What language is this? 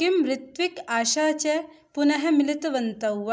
Sanskrit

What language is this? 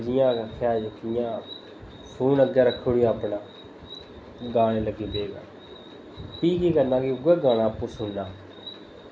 Dogri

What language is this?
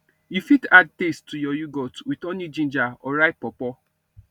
Nigerian Pidgin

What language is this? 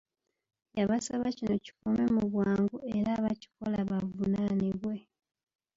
Ganda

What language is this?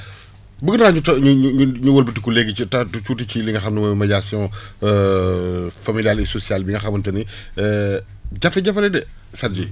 Wolof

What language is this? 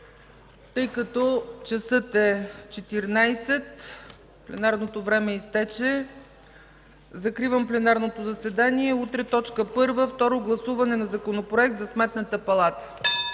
Bulgarian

